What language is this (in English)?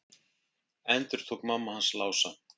Icelandic